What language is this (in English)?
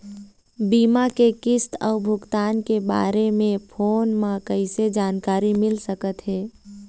Chhattisgarhi